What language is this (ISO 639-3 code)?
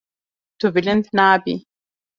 kur